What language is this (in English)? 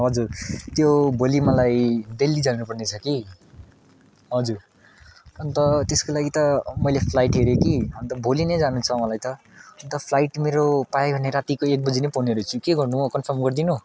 Nepali